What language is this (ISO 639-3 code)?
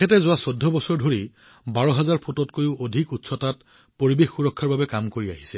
asm